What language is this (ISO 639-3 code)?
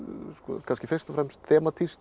isl